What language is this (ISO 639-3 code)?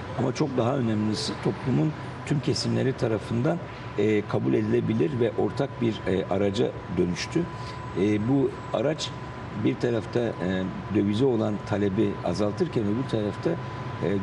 tur